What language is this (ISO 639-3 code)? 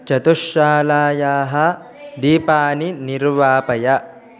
san